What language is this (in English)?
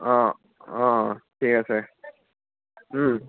Assamese